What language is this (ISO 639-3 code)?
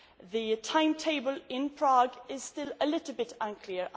eng